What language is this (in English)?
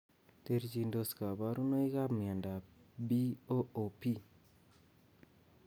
Kalenjin